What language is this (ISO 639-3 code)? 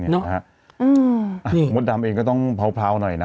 tha